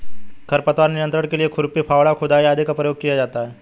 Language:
Hindi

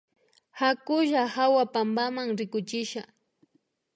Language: Imbabura Highland Quichua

